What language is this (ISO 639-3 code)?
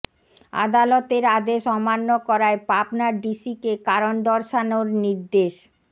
ben